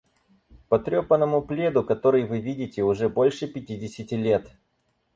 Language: Russian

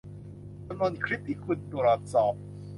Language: Thai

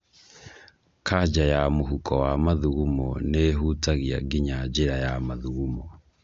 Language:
Kikuyu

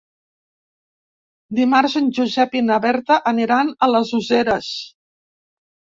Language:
Catalan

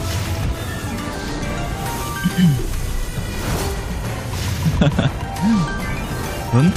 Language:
Korean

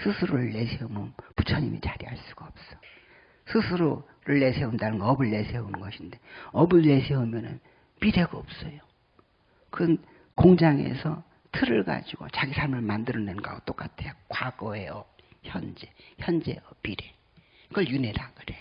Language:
Korean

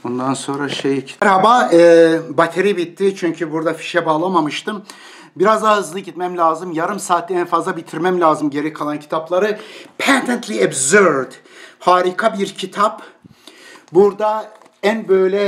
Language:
Turkish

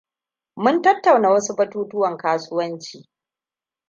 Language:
Hausa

